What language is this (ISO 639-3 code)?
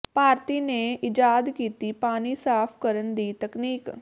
pan